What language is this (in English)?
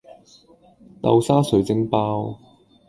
Cantonese